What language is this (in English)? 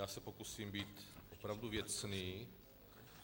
Czech